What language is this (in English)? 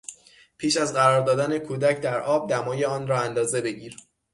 Persian